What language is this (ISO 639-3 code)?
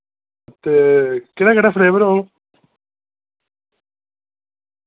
doi